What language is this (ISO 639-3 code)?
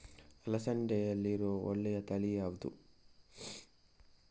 kan